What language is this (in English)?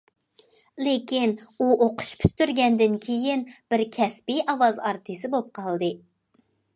Uyghur